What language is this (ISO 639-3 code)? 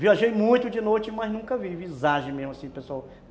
por